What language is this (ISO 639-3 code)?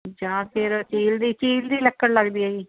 pan